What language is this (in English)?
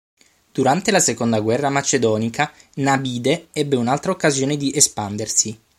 Italian